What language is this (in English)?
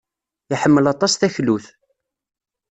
Kabyle